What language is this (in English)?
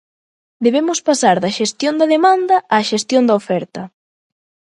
Galician